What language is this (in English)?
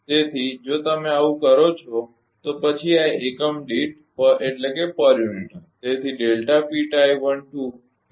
Gujarati